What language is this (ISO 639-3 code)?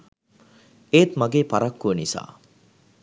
sin